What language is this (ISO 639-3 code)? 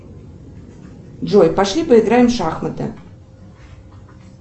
rus